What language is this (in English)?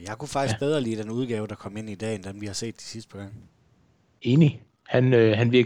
Danish